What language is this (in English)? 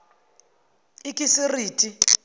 Zulu